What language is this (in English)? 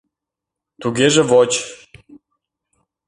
Mari